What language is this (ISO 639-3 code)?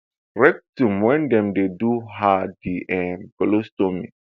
pcm